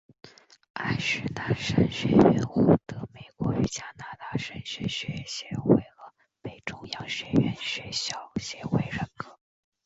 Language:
Chinese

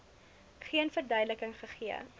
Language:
Afrikaans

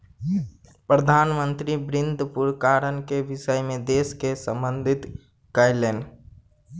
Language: Maithili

